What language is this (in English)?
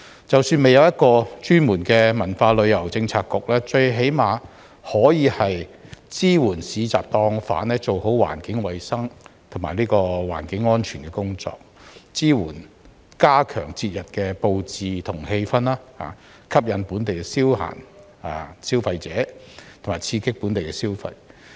Cantonese